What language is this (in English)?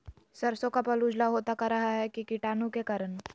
Magahi